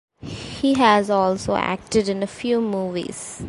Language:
English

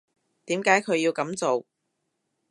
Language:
Cantonese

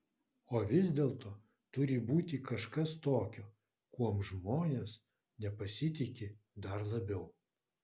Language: Lithuanian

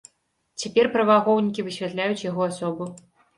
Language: Belarusian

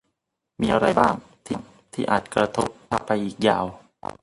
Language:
Thai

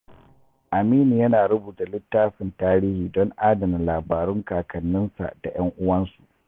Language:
Hausa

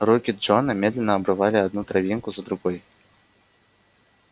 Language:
Russian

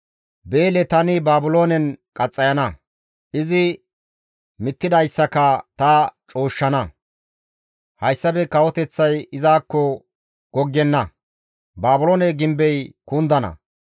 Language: Gamo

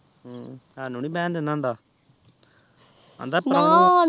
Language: Punjabi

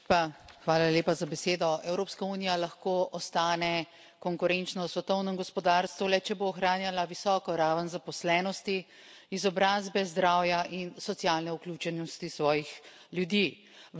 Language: Slovenian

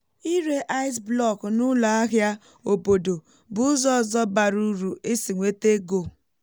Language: Igbo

